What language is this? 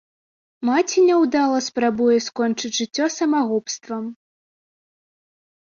Belarusian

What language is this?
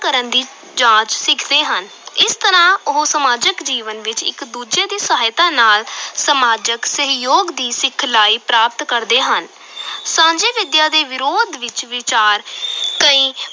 Punjabi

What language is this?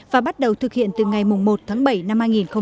Vietnamese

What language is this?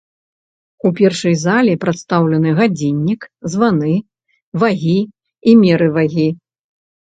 Belarusian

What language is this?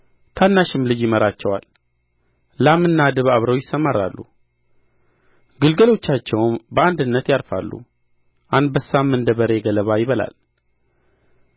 Amharic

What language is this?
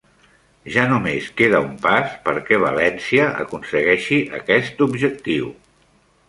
Catalan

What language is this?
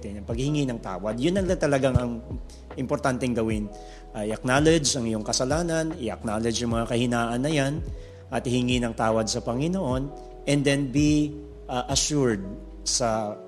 Filipino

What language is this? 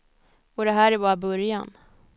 Swedish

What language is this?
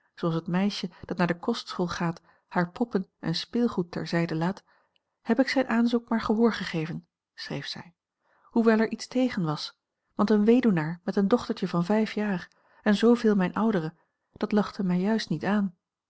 Dutch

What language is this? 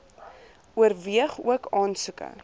Afrikaans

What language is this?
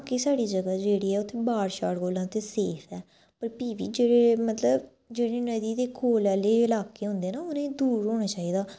Dogri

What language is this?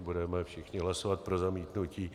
Czech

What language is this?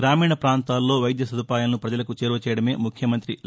Telugu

